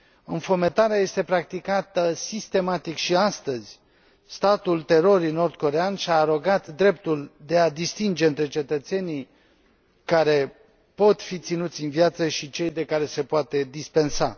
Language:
Romanian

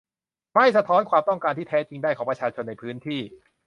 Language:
Thai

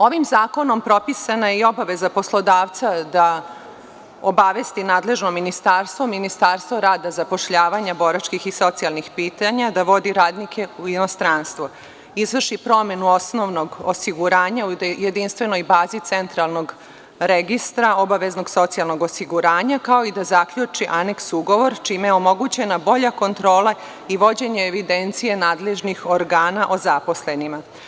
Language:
Serbian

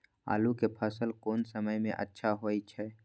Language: Maithili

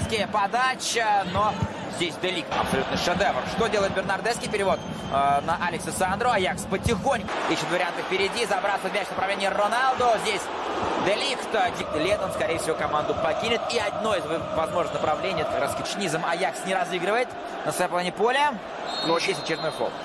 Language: Russian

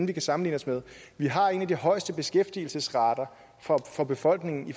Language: Danish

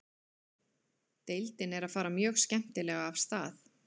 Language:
Icelandic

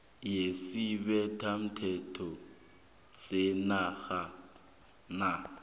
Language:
South Ndebele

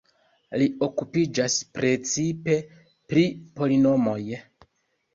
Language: Esperanto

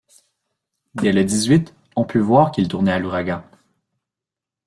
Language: French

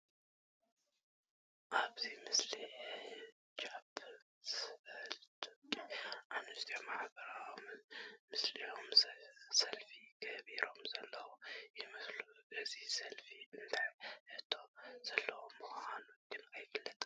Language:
Tigrinya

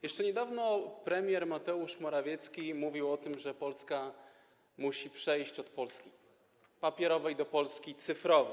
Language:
Polish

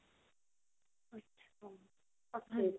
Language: Punjabi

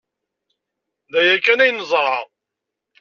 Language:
Kabyle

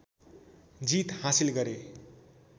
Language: Nepali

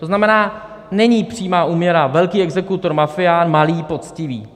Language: Czech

